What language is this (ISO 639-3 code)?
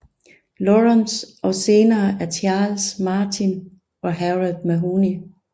dan